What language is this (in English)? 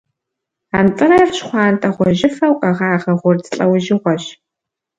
Kabardian